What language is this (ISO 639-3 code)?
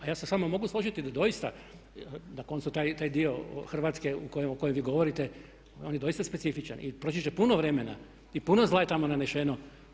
hrv